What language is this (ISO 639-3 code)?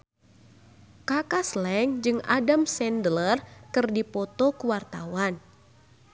sun